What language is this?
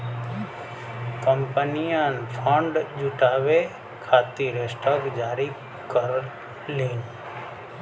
Bhojpuri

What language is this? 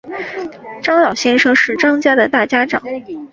Chinese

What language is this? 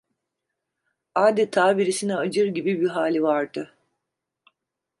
Turkish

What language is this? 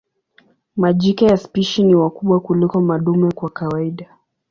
Swahili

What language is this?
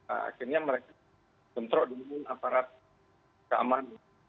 Indonesian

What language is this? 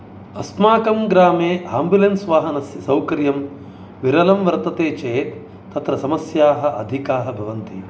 Sanskrit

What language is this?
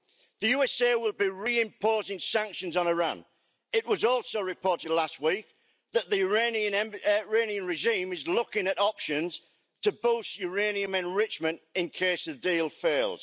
English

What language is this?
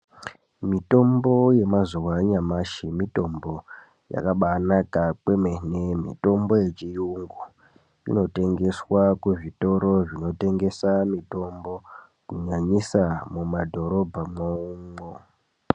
Ndau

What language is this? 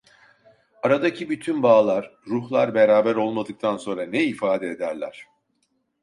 Turkish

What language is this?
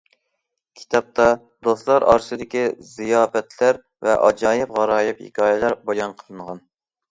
Uyghur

